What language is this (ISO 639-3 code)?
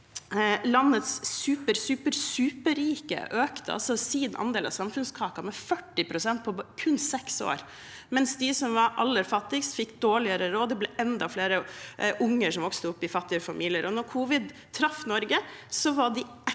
nor